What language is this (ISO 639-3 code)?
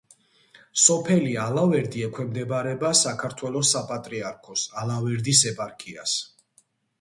kat